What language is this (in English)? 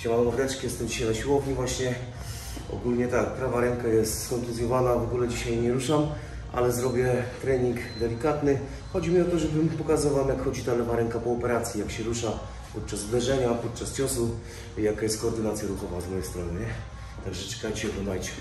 Polish